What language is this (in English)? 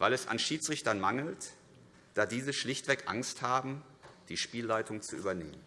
German